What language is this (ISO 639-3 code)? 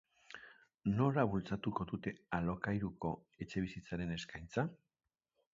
eus